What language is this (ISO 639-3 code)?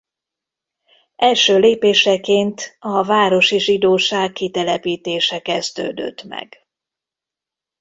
hun